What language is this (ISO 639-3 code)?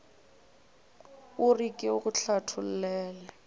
nso